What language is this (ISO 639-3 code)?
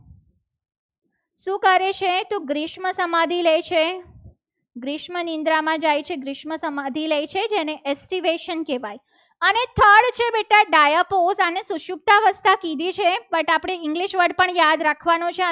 guj